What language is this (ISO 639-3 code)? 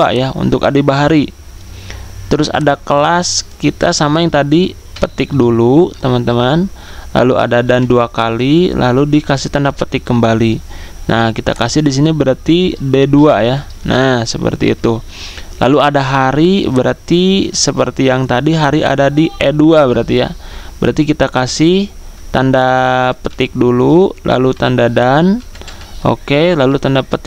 ind